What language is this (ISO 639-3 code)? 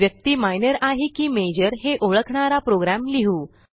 mar